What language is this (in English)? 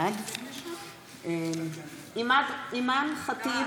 Hebrew